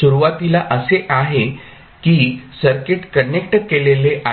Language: Marathi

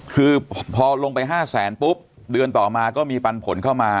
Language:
Thai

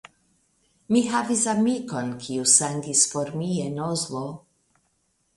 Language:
Esperanto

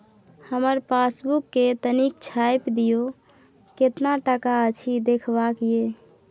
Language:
Maithili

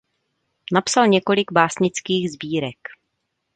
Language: Czech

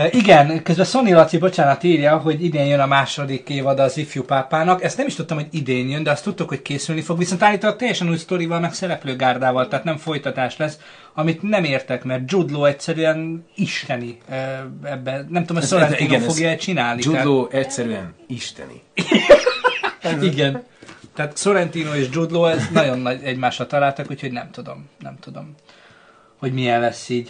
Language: Hungarian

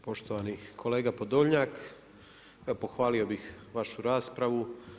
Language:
Croatian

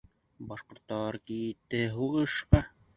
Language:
Bashkir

